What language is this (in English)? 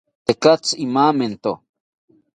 South Ucayali Ashéninka